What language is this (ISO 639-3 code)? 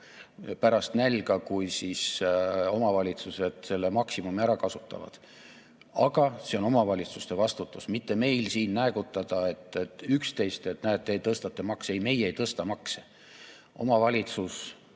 est